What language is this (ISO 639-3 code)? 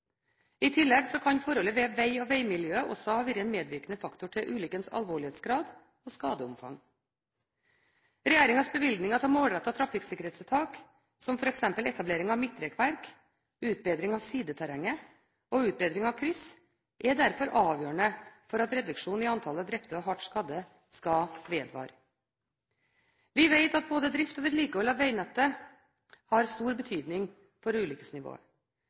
nob